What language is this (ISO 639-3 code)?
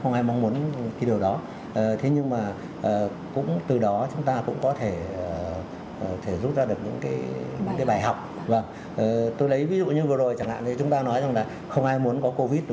vie